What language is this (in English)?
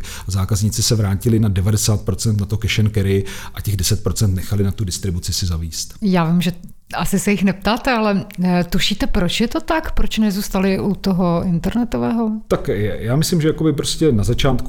Czech